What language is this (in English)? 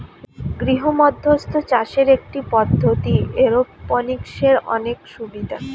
Bangla